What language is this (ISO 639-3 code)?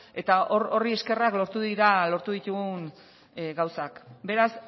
eus